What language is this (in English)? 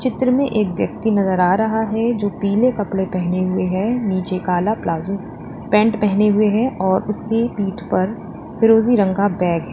Hindi